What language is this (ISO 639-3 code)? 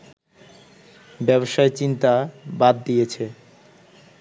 ben